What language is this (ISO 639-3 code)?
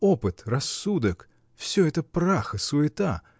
rus